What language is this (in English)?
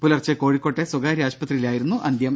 Malayalam